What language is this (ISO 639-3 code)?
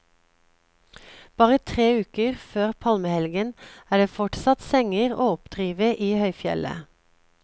nor